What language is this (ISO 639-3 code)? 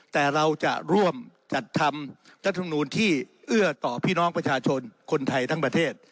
tha